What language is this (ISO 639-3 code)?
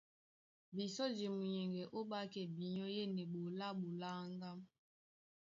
dua